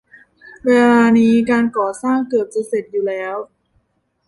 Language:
Thai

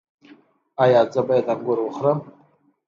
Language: Pashto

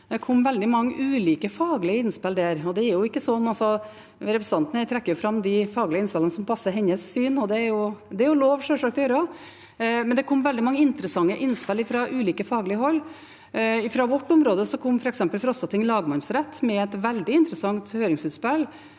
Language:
Norwegian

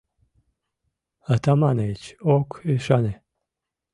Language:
Mari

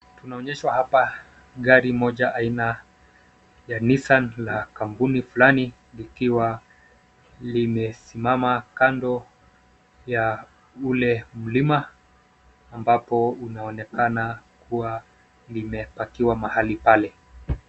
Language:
Swahili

